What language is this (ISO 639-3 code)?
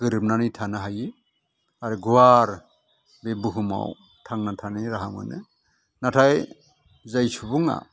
brx